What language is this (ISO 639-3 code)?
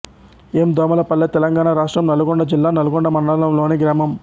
tel